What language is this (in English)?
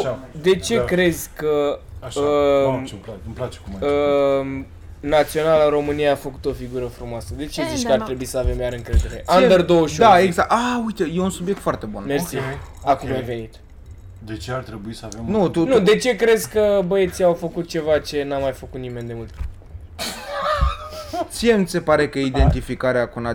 Romanian